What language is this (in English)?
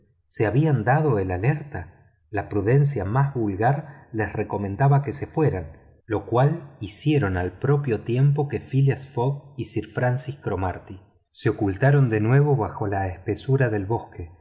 Spanish